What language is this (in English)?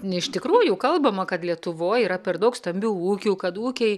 Lithuanian